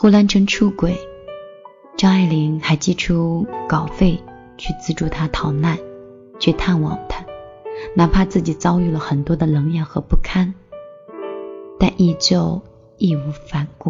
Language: Chinese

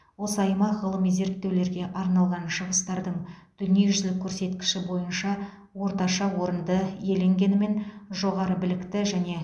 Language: Kazakh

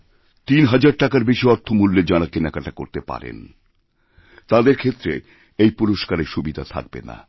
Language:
Bangla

